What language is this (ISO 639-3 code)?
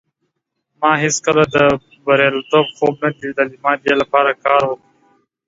pus